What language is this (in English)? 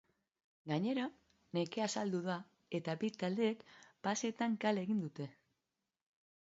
Basque